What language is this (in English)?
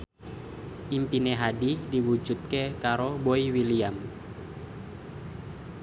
Javanese